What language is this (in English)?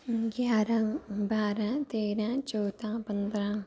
Dogri